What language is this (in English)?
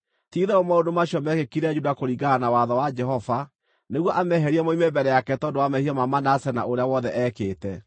Kikuyu